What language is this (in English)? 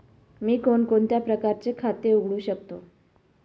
Marathi